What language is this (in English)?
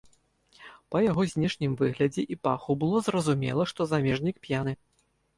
Belarusian